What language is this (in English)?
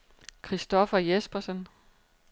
Danish